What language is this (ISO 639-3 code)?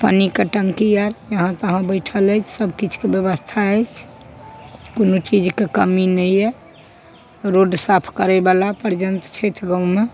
mai